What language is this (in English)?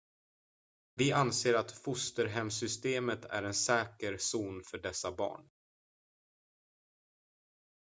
Swedish